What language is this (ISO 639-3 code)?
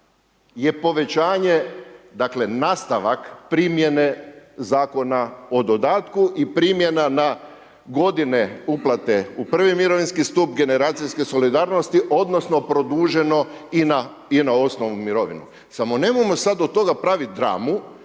hrv